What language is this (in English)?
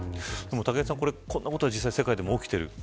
Japanese